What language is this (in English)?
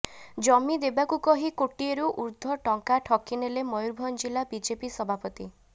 Odia